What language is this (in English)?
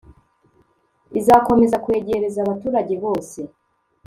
Kinyarwanda